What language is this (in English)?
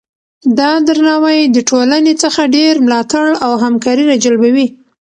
Pashto